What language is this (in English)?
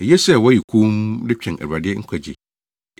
Akan